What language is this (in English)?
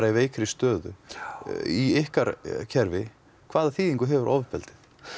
Icelandic